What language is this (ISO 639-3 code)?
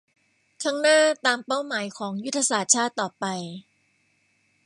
tha